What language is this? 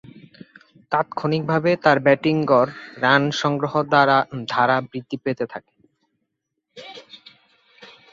Bangla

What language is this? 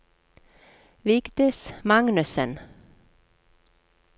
Norwegian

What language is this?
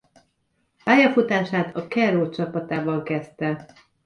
Hungarian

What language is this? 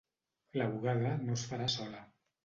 Catalan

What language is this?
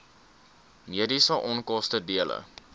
Afrikaans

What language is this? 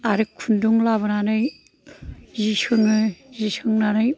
Bodo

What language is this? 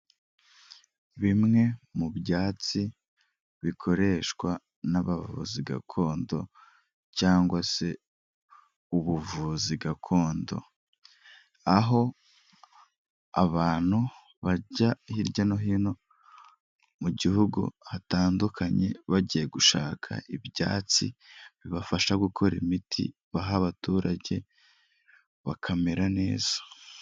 Kinyarwanda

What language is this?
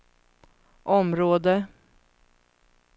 Swedish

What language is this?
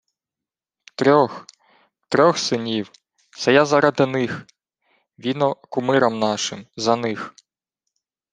Ukrainian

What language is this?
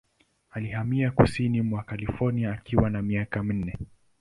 Swahili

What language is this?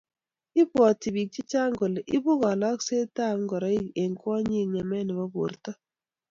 Kalenjin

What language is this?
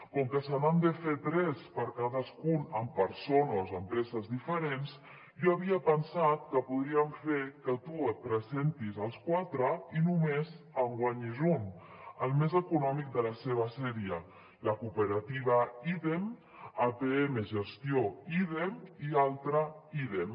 Catalan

